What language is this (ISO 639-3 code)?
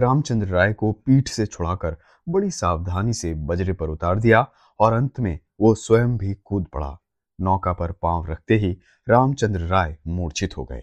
hin